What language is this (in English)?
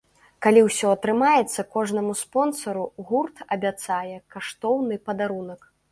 Belarusian